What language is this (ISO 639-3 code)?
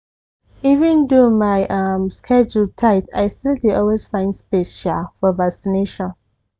pcm